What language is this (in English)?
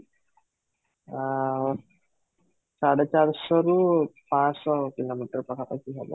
Odia